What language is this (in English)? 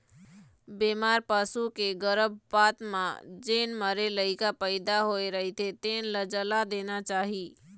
Chhattisgarhi